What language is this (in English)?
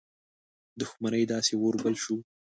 Pashto